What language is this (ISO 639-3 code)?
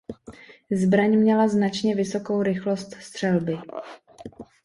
ces